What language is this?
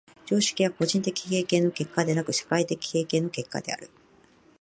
Japanese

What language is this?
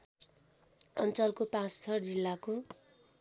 Nepali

